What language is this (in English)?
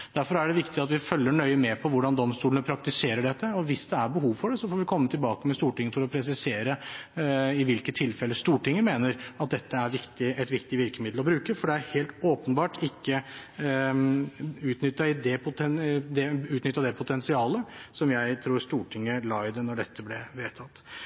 Norwegian Bokmål